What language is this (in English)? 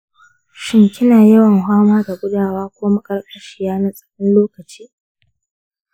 Hausa